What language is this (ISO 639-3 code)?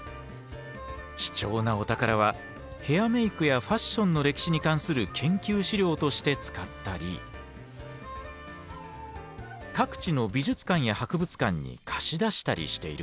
jpn